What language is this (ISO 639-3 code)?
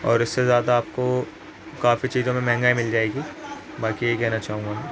urd